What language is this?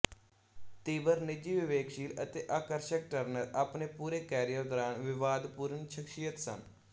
Punjabi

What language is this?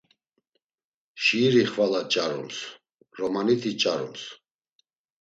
Laz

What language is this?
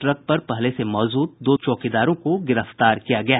Hindi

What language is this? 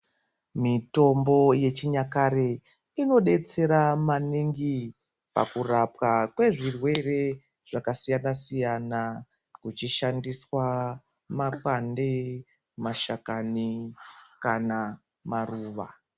Ndau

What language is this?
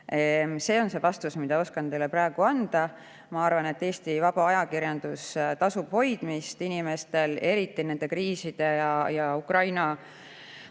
Estonian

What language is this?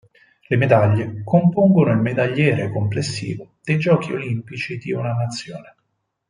Italian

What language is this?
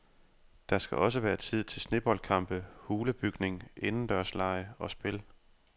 Danish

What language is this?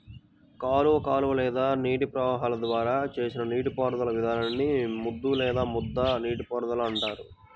Telugu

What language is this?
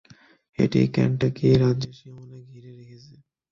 Bangla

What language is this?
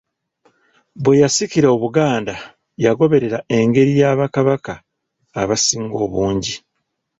Ganda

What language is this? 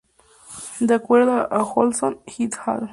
Spanish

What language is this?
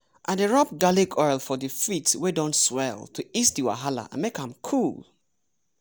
Nigerian Pidgin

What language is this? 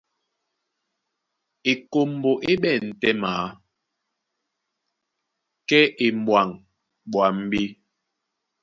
Duala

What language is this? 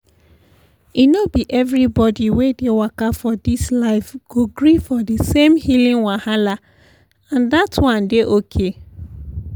Nigerian Pidgin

